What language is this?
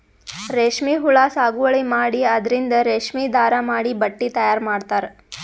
Kannada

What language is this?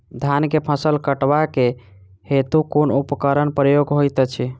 Maithili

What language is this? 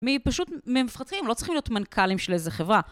Hebrew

